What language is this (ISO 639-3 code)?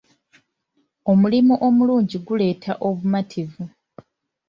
lug